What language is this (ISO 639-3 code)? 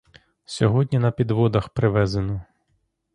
ukr